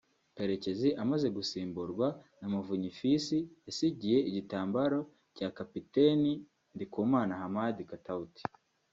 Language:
Kinyarwanda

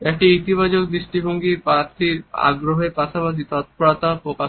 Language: Bangla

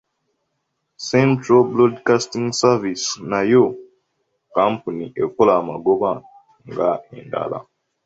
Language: Ganda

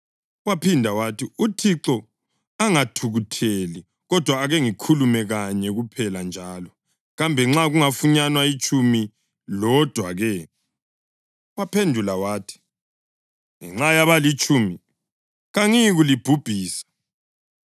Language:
North Ndebele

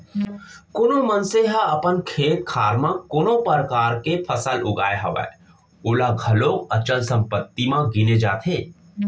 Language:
Chhattisgarhi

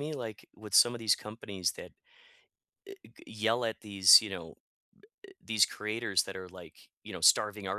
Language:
English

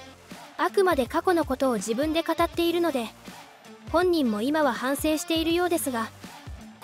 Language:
Japanese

